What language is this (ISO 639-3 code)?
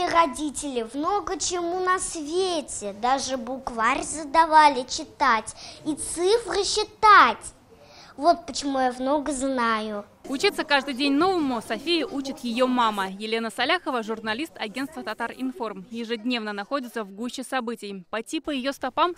rus